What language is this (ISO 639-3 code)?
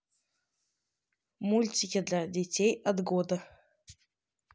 rus